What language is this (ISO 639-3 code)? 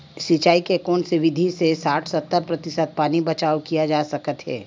hne